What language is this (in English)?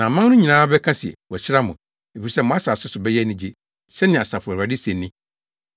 Akan